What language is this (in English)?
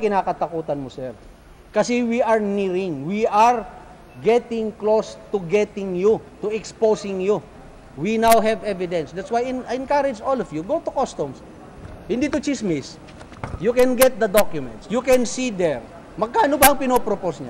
Filipino